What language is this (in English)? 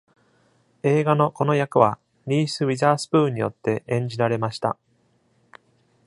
Japanese